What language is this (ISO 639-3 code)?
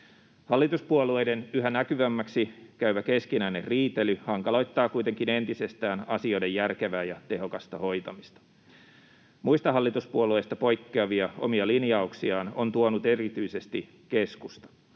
fin